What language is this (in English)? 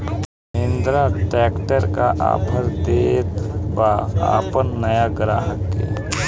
Bhojpuri